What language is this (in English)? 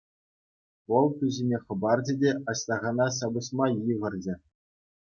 Chuvash